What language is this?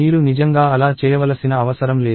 Telugu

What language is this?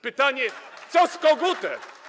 Polish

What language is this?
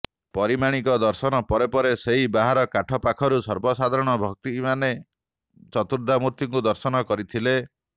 Odia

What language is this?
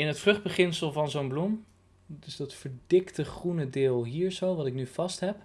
Dutch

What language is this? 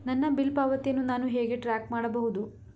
Kannada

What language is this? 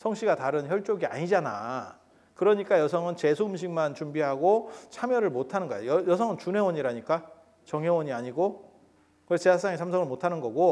Korean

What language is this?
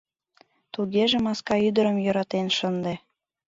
Mari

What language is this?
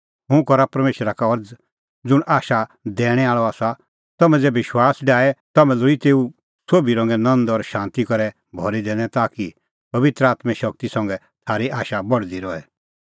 Kullu Pahari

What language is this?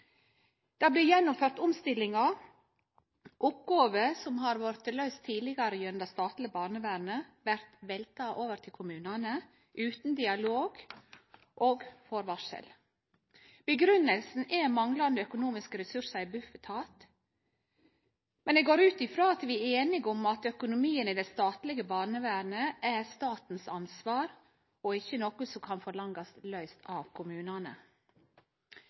Norwegian Nynorsk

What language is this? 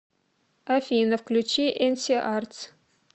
Russian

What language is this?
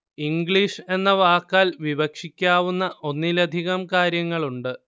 Malayalam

